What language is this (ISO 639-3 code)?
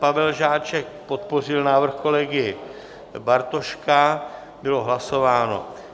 ces